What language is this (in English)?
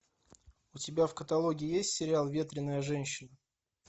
Russian